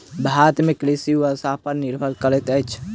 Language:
Maithili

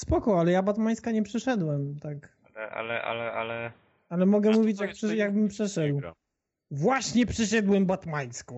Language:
Polish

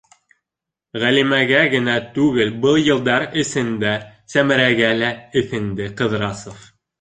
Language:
Bashkir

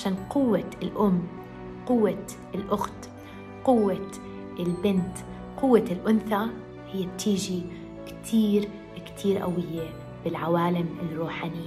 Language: Arabic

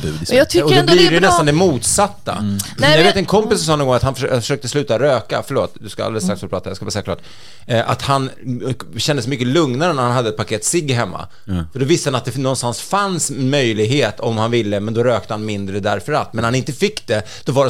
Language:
Swedish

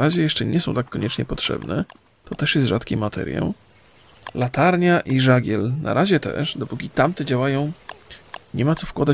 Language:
Polish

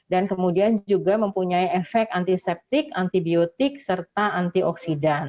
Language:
Indonesian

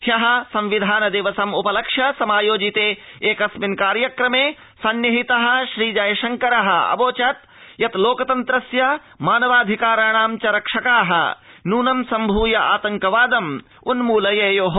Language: Sanskrit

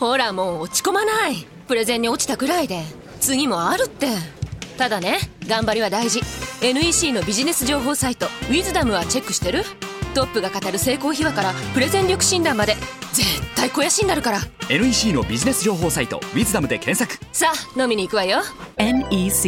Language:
Japanese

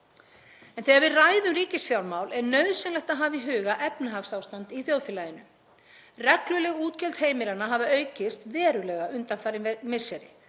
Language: Icelandic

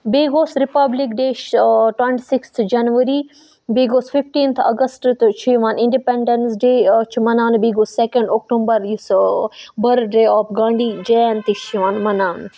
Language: Kashmiri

